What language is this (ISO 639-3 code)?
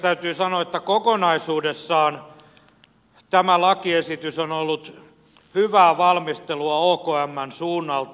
fin